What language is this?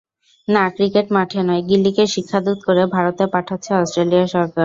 Bangla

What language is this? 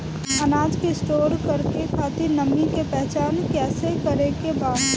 Bhojpuri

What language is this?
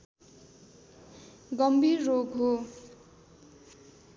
Nepali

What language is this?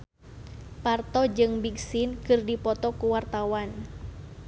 Sundanese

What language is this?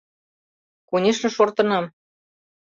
Mari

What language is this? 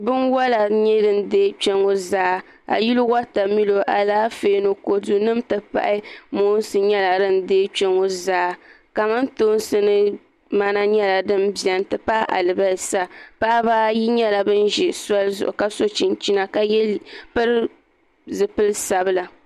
Dagbani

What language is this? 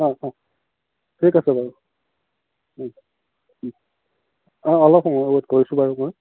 Assamese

